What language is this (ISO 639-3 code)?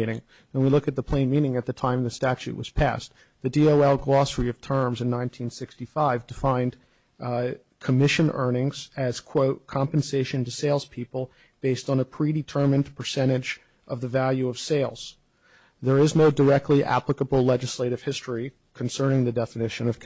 eng